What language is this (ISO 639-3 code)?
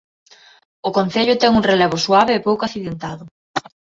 glg